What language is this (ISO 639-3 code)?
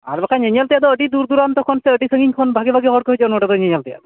sat